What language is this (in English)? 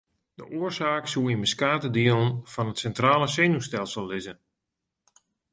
Western Frisian